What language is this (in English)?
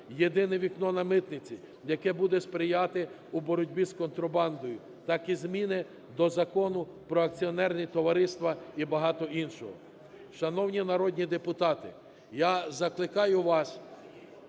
Ukrainian